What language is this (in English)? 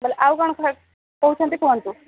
Odia